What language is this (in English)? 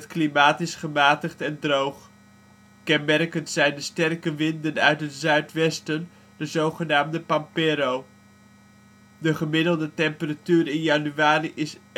Dutch